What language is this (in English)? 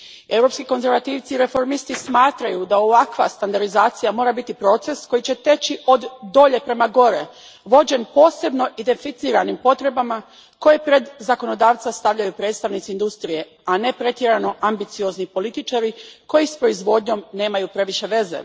Croatian